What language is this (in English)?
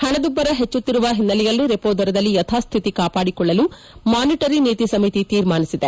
Kannada